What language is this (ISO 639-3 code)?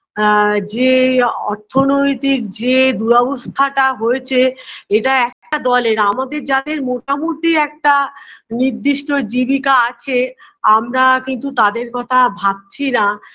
ben